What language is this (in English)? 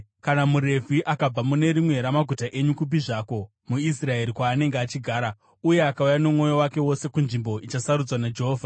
Shona